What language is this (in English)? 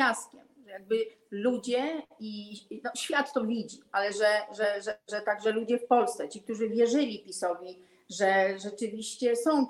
Polish